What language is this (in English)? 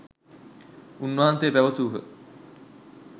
Sinhala